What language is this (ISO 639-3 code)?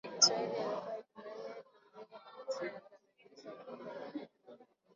swa